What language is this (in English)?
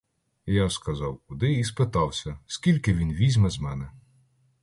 Ukrainian